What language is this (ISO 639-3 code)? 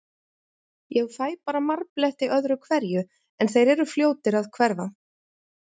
isl